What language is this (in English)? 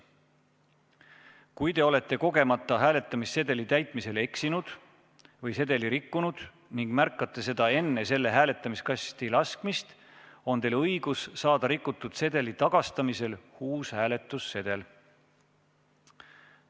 Estonian